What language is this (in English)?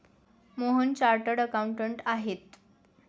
Marathi